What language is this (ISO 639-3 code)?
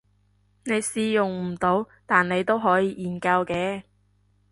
yue